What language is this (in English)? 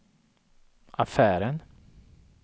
Swedish